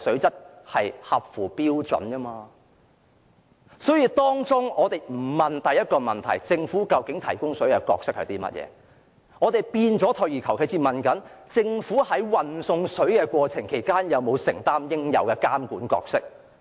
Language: Cantonese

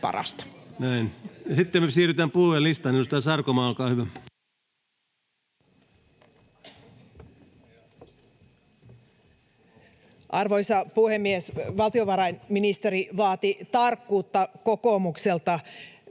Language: Finnish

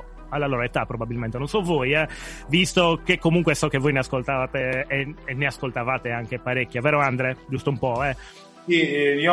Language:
Italian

